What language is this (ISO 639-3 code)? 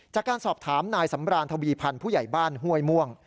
tha